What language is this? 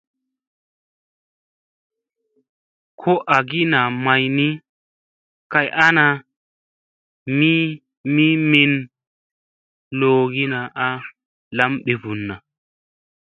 Musey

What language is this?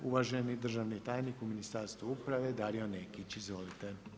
Croatian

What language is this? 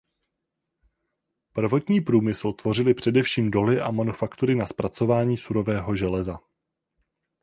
Czech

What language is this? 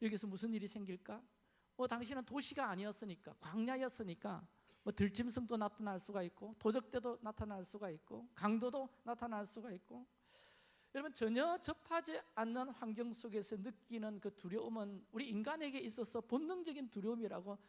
Korean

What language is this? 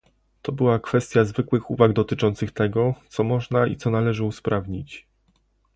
Polish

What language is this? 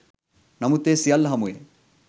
Sinhala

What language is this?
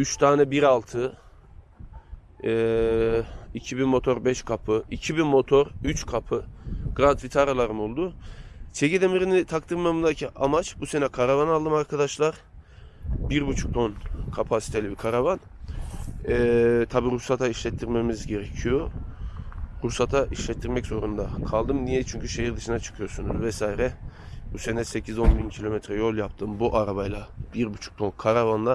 Turkish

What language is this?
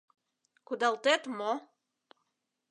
Mari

